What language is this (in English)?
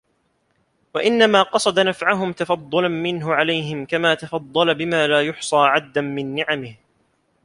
Arabic